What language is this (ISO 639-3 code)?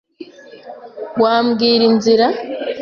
kin